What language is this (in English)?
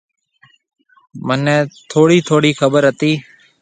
Marwari (Pakistan)